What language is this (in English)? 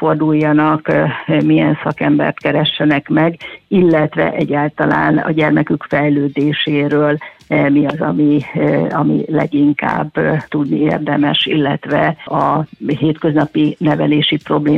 Hungarian